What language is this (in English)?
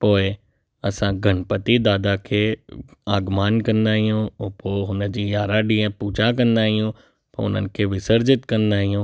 Sindhi